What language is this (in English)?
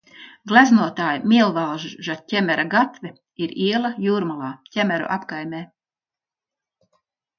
Latvian